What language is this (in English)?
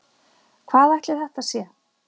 Icelandic